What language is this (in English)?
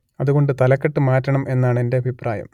Malayalam